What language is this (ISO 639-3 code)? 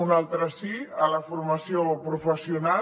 cat